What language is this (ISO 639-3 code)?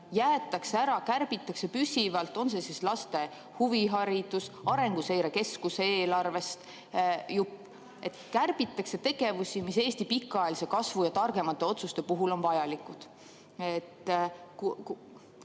est